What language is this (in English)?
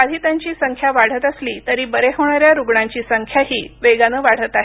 Marathi